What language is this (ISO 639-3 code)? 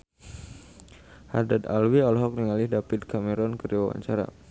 sun